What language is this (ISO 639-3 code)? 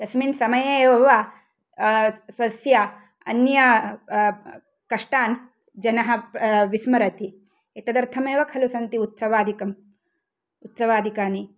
san